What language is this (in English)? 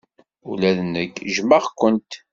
Kabyle